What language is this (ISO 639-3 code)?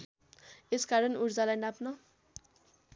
nep